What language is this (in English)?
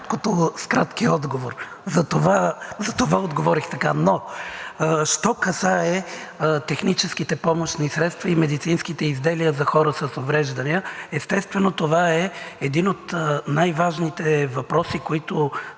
Bulgarian